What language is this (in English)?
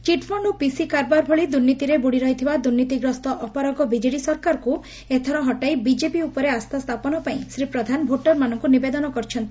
Odia